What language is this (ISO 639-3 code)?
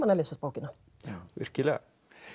isl